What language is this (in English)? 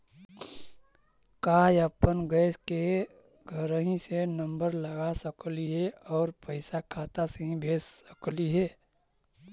Magahi